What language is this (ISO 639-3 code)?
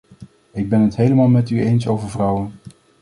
nld